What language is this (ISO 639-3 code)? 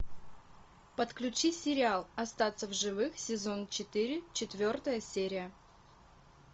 rus